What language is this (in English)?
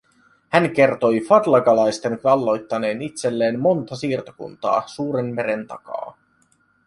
Finnish